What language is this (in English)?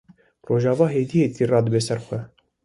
Kurdish